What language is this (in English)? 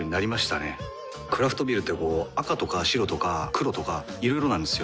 Japanese